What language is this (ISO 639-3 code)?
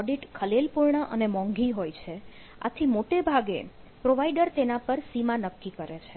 guj